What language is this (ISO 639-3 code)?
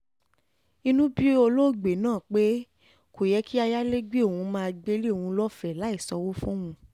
yor